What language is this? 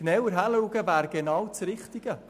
Swiss German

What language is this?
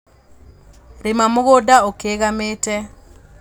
Kikuyu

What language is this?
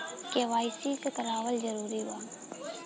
Bhojpuri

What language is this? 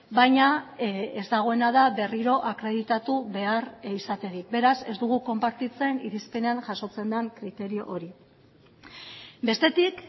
Basque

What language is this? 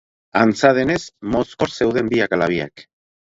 Basque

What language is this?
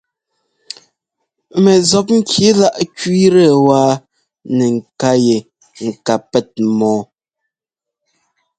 Ngomba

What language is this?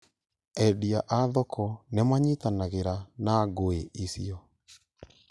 Kikuyu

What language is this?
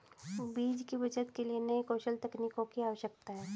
Hindi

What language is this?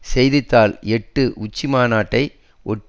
Tamil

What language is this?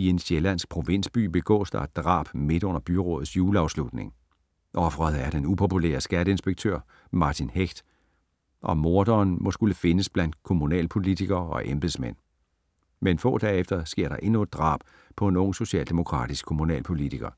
Danish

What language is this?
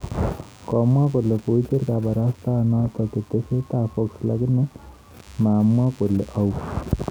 Kalenjin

